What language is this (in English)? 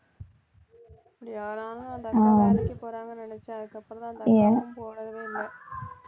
Tamil